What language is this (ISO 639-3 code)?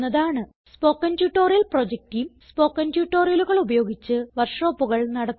mal